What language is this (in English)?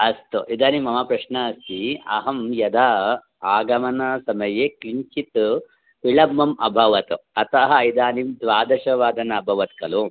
Sanskrit